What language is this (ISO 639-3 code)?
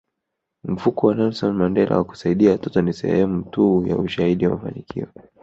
swa